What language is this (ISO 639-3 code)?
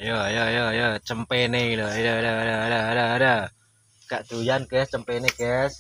ind